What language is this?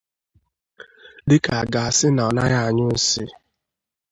Igbo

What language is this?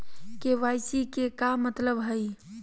Magahi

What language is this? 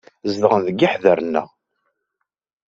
Kabyle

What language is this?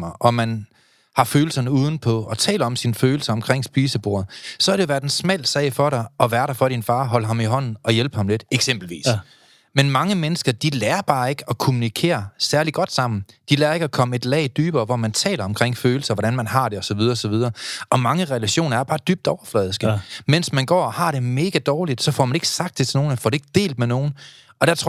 Danish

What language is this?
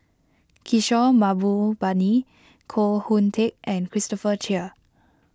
English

